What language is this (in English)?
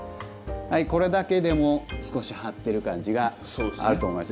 Japanese